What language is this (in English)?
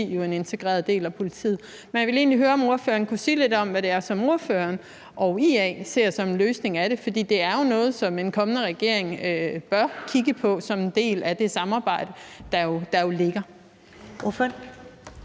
Danish